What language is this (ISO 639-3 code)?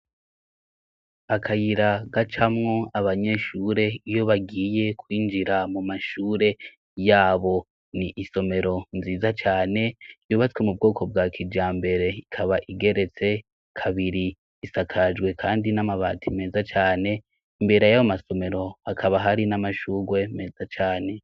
run